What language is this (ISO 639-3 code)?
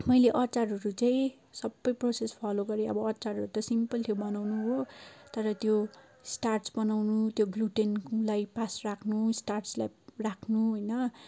nep